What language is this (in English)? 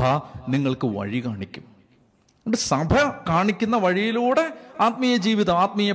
Malayalam